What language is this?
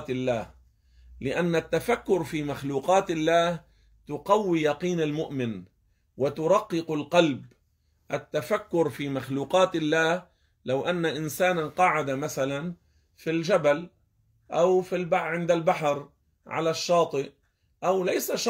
Arabic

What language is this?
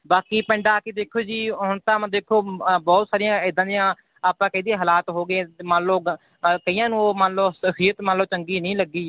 Punjabi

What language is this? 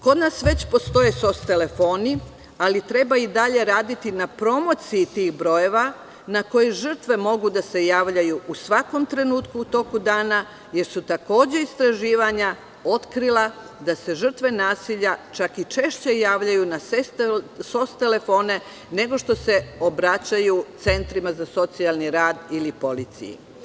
Serbian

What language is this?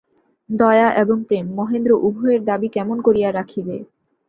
Bangla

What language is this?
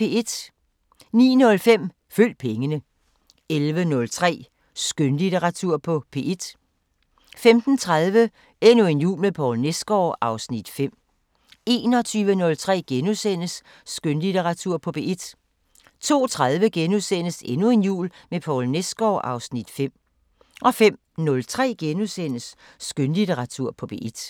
Danish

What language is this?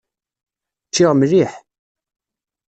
Kabyle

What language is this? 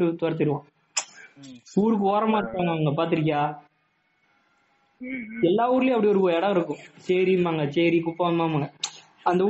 Tamil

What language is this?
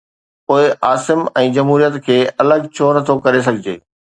Sindhi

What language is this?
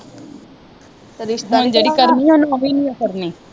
Punjabi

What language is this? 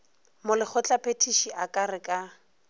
Northern Sotho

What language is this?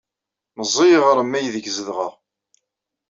Kabyle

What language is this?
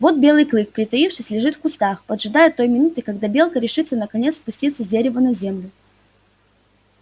Russian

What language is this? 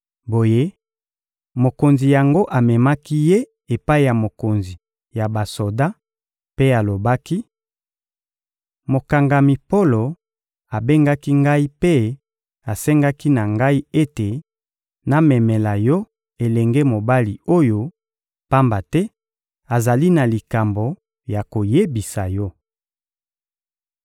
Lingala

